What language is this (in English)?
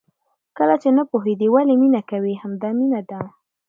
Pashto